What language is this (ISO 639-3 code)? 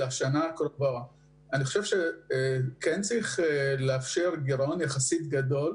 heb